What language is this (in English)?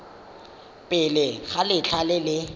Tswana